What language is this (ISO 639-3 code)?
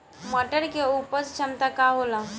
bho